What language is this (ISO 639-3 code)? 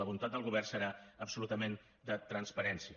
cat